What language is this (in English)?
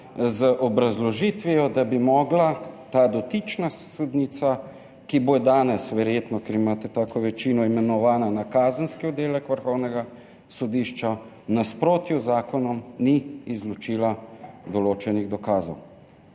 Slovenian